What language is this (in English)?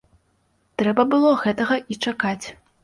Belarusian